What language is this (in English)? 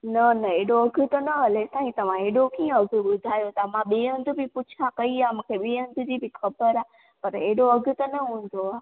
Sindhi